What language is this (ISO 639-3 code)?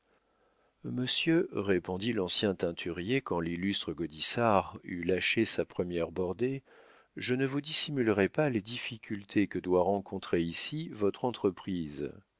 fra